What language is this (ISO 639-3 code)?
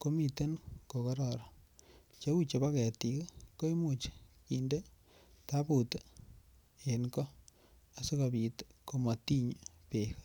kln